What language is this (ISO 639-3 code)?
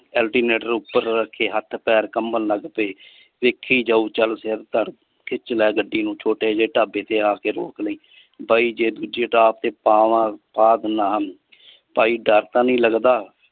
pan